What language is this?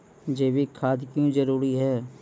Maithili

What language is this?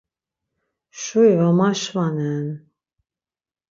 Laz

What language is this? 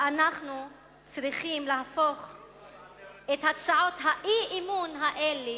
Hebrew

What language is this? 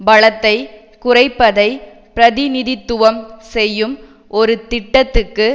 Tamil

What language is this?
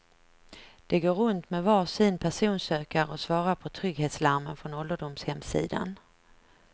Swedish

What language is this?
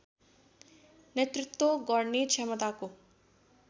Nepali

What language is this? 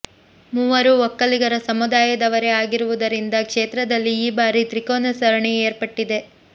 Kannada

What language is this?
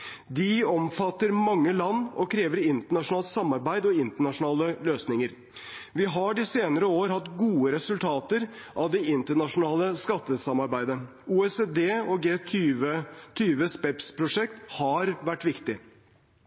Norwegian Bokmål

